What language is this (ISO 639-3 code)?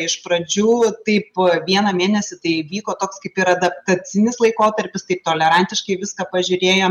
lit